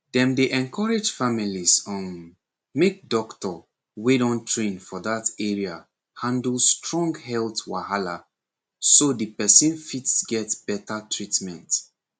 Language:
Nigerian Pidgin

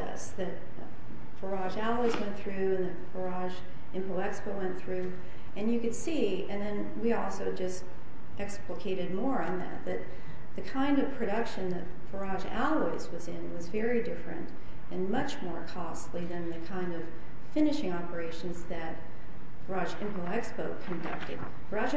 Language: English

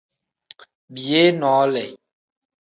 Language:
Tem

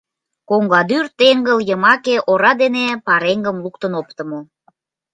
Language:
Mari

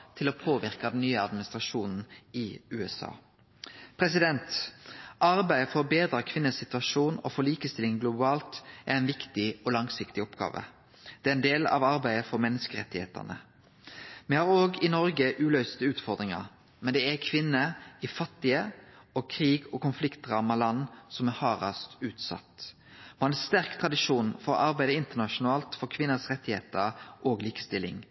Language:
Norwegian Nynorsk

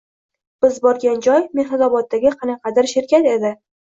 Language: Uzbek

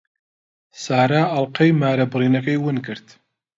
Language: Central Kurdish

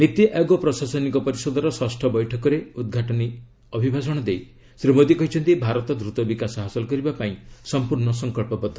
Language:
Odia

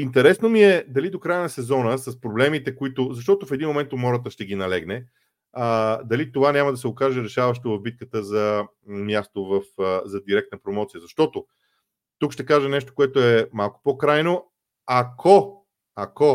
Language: Bulgarian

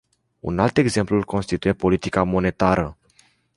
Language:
Romanian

